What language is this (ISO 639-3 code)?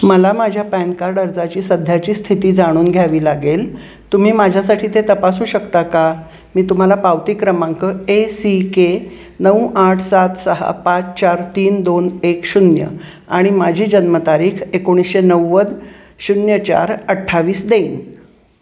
mar